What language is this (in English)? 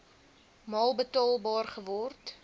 Afrikaans